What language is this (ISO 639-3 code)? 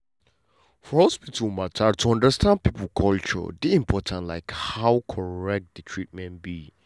pcm